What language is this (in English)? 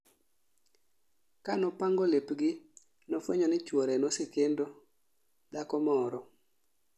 Luo (Kenya and Tanzania)